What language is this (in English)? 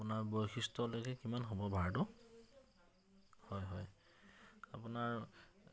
Assamese